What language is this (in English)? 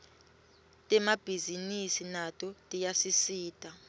Swati